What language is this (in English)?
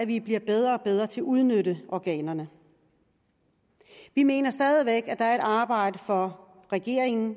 Danish